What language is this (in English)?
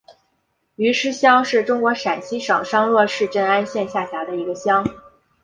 Chinese